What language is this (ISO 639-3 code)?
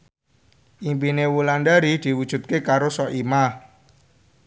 jav